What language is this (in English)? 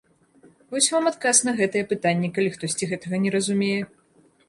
Belarusian